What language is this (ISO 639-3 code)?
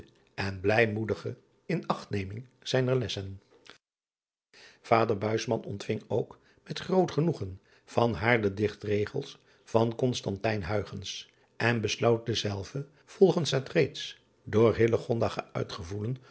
nld